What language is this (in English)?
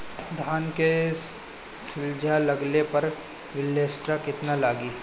Bhojpuri